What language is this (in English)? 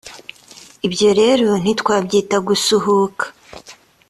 Kinyarwanda